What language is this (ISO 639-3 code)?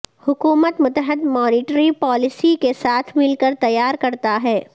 urd